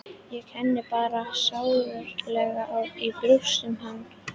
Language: Icelandic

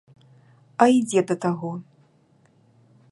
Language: Belarusian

